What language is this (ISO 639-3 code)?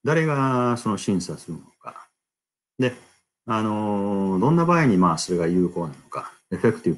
jpn